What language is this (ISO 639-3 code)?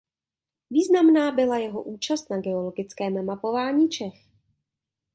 ces